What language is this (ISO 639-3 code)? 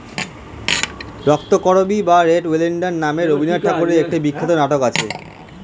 ben